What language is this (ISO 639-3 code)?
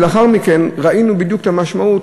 heb